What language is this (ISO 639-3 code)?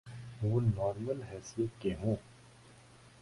urd